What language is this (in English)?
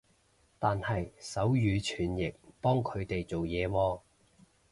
Cantonese